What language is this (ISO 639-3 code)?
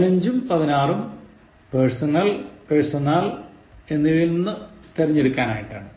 mal